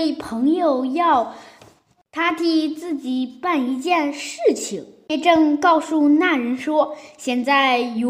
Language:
Chinese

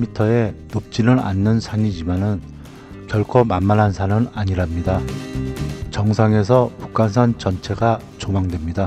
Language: Korean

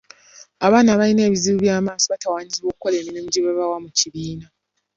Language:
Ganda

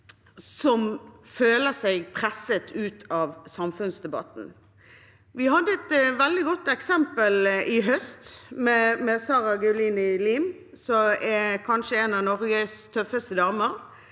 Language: Norwegian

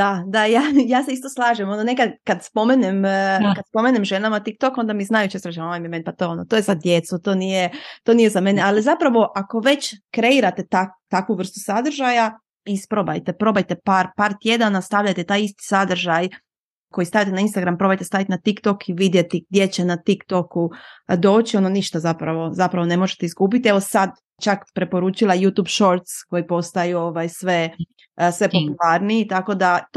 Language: Croatian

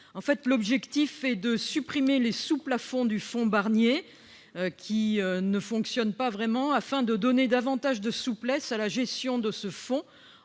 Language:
French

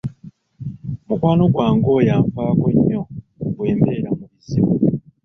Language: Ganda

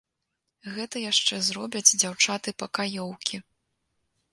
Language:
Belarusian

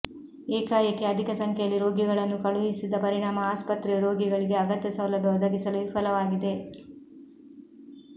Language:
Kannada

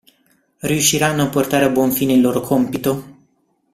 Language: Italian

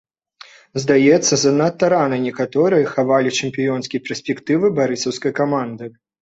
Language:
Belarusian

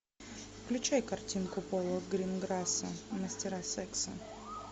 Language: Russian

